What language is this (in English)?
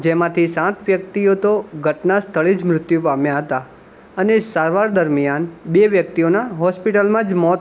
Gujarati